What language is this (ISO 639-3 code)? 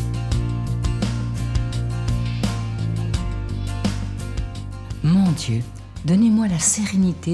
fra